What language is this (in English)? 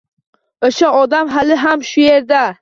Uzbek